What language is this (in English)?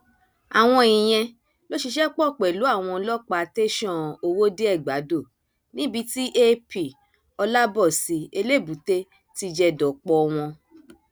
Yoruba